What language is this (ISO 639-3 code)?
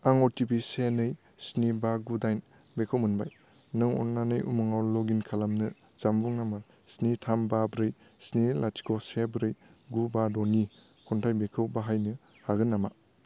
brx